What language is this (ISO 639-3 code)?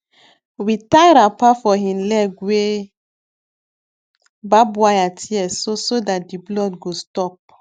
pcm